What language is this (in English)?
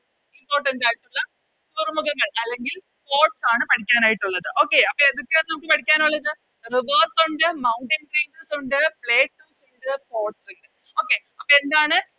Malayalam